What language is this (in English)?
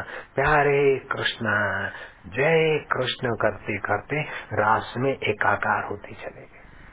Hindi